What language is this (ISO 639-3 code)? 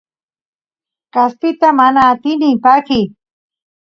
qus